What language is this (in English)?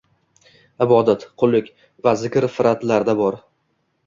Uzbek